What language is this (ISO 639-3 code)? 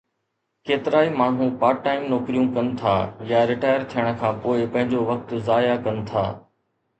snd